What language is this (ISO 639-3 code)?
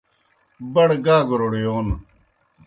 plk